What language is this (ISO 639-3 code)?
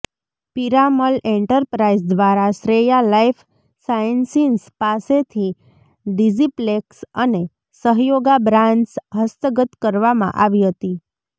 guj